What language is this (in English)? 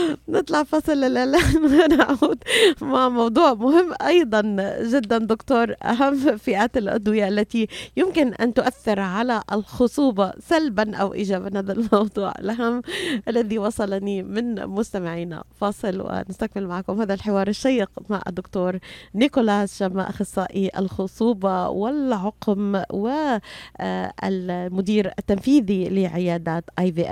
Arabic